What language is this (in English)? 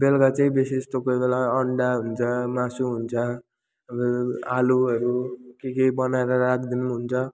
Nepali